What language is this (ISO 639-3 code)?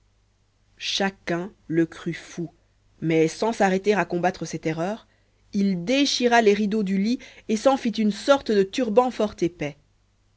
fra